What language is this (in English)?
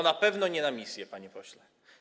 Polish